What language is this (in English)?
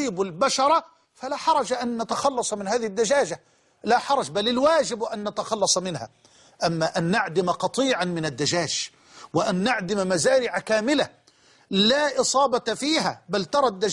Arabic